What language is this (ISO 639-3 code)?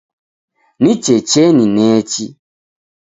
dav